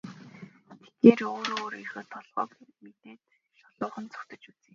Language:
Mongolian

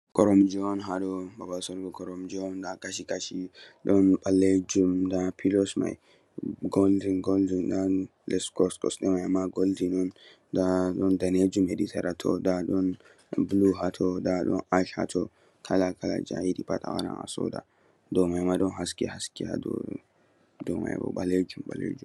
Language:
Fula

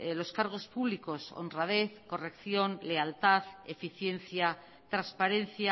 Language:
Spanish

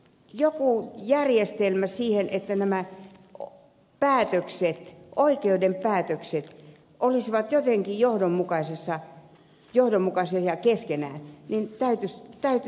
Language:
Finnish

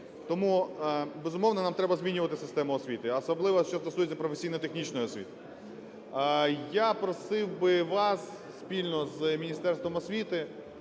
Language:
Ukrainian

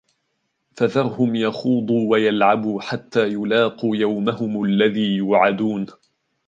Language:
Arabic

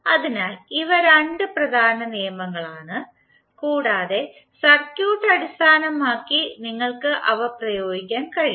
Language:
Malayalam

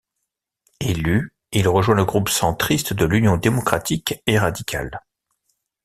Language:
French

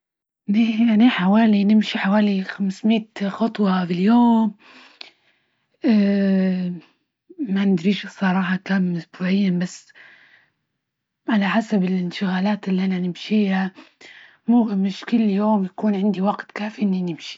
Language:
Libyan Arabic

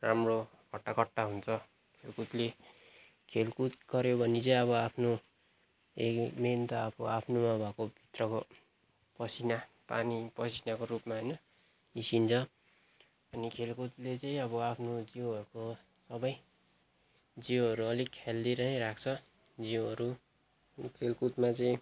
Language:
Nepali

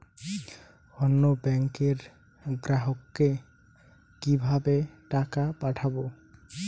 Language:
Bangla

